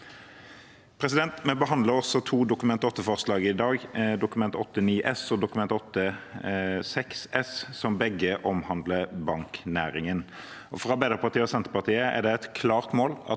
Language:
Norwegian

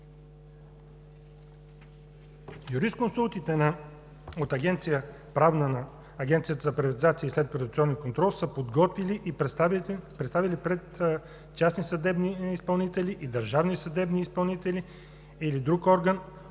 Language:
Bulgarian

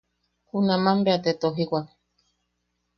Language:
Yaqui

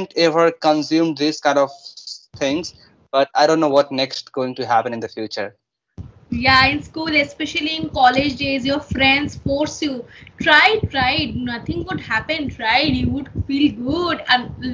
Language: English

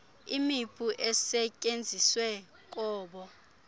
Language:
Xhosa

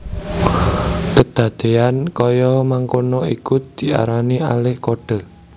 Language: Javanese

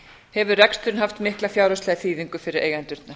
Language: Icelandic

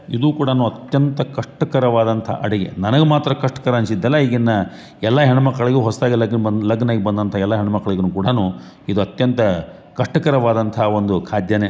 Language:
Kannada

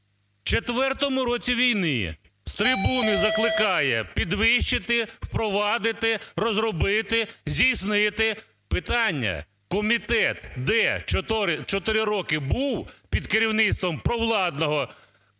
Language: Ukrainian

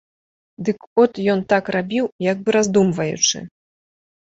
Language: Belarusian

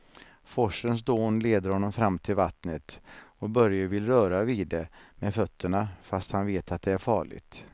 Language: Swedish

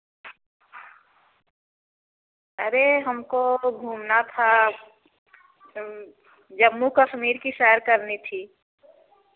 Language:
Hindi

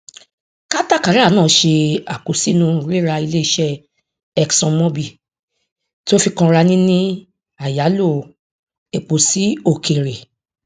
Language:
Yoruba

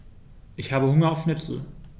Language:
German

